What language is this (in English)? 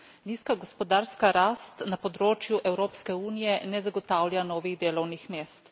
Slovenian